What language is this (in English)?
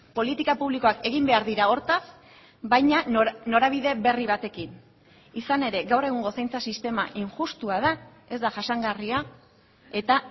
Basque